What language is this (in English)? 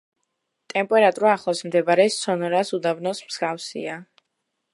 Georgian